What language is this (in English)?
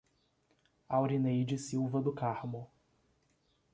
Portuguese